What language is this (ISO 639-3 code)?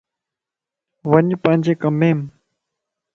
lss